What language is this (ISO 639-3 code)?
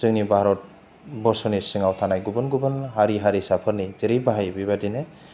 brx